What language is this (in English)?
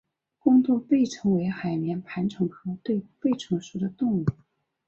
Chinese